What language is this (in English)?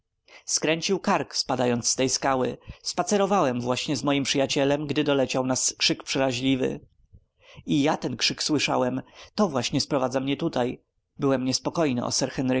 Polish